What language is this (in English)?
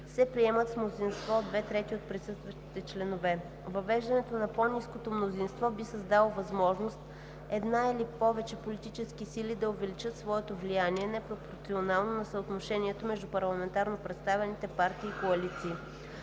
Bulgarian